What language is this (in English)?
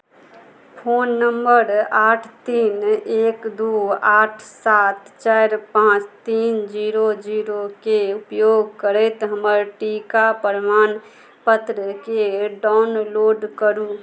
Maithili